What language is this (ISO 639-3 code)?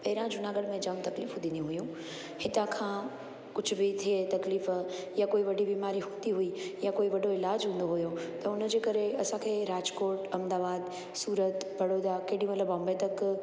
snd